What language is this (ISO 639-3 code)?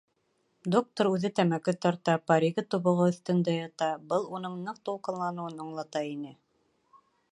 bak